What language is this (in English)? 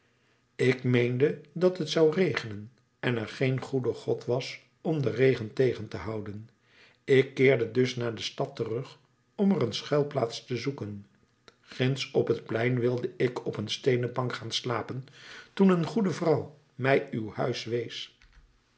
Dutch